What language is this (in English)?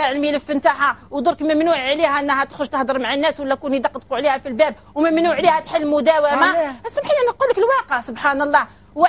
Arabic